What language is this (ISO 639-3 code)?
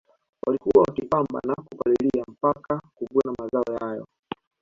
swa